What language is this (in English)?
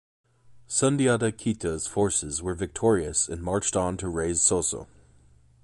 English